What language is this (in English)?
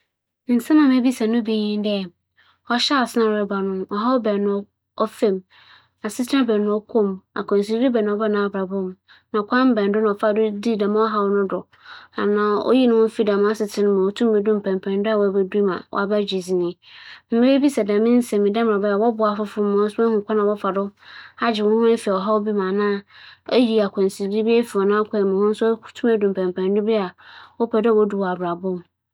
Akan